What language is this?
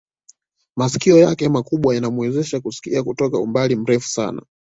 Swahili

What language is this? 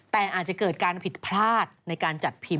Thai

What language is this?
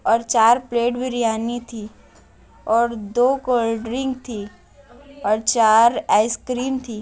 Urdu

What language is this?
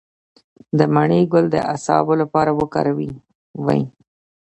Pashto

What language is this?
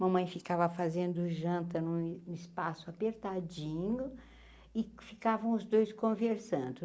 Portuguese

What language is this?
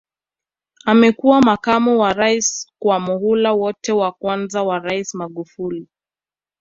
Swahili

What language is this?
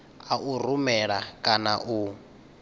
Venda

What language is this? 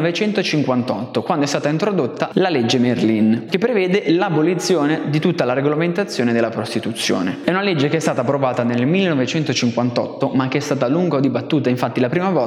Italian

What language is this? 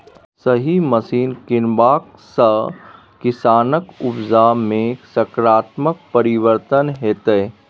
Maithili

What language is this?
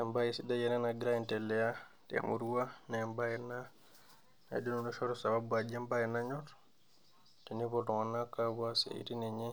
Masai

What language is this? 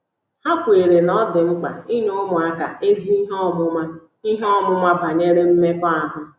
Igbo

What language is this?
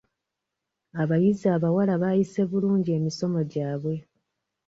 Ganda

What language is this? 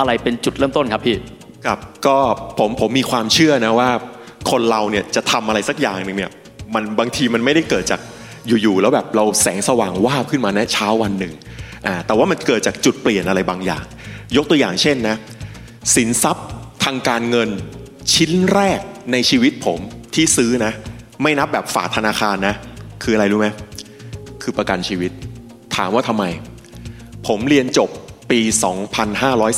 Thai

